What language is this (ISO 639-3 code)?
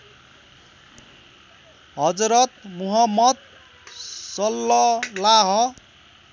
nep